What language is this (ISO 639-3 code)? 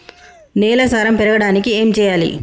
tel